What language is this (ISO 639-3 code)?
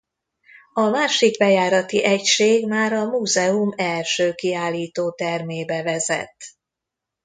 hun